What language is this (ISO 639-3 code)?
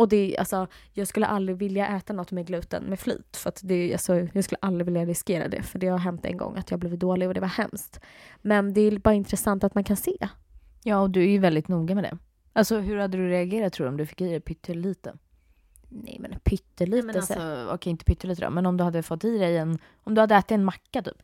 swe